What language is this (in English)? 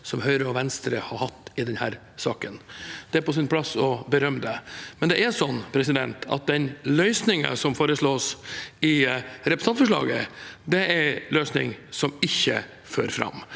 Norwegian